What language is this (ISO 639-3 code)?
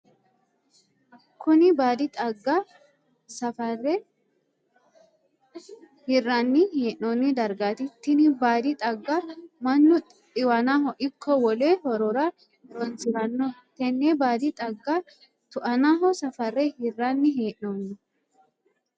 sid